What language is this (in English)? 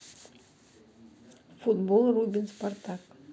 Russian